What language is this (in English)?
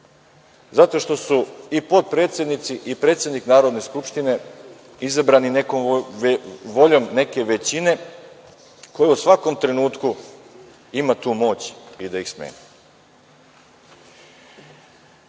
Serbian